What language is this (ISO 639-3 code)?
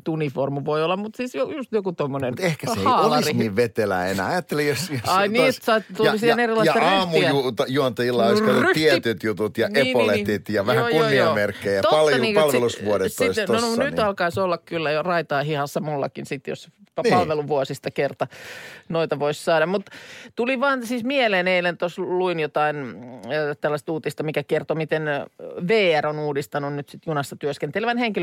fin